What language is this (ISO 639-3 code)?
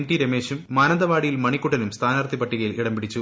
mal